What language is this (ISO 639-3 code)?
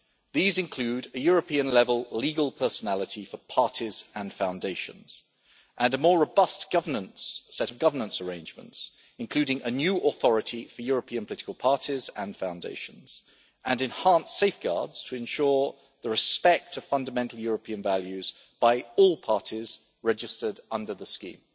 eng